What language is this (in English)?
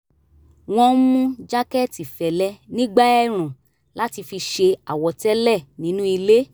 Yoruba